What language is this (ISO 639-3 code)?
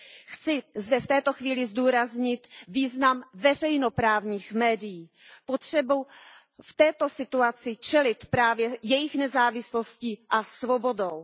ces